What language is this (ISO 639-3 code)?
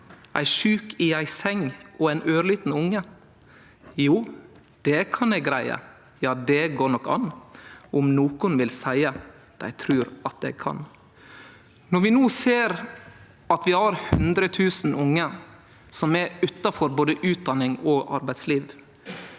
nor